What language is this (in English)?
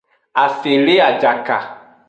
Aja (Benin)